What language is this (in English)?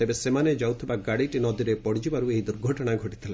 Odia